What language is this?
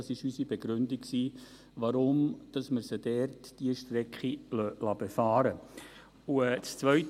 Swiss German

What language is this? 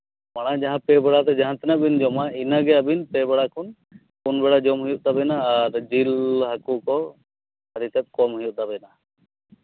Santali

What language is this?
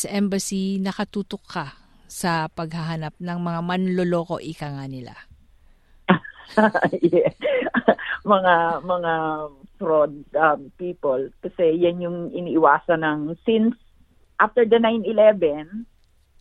Filipino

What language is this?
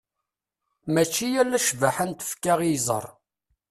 Kabyle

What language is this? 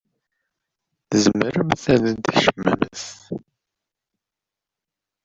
Kabyle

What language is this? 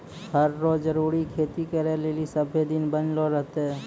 Maithili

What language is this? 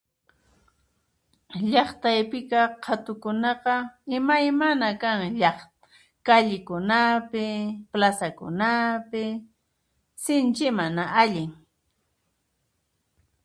Puno Quechua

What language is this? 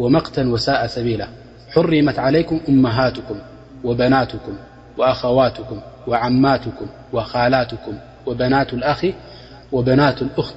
Arabic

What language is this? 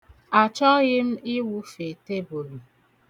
Igbo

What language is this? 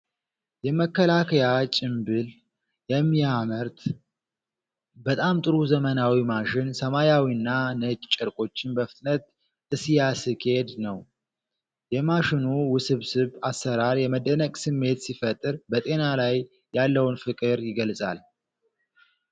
Amharic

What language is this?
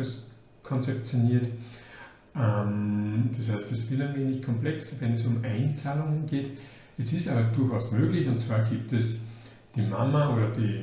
German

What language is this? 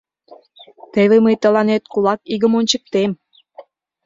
Mari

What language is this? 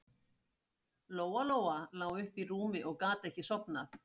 Icelandic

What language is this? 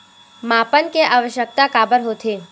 Chhattisgarhi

